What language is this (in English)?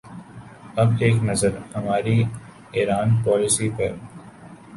Urdu